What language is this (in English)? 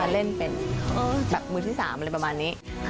Thai